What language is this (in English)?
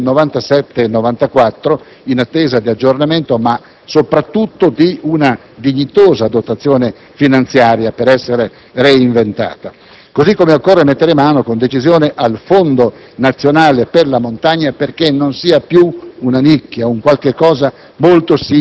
Italian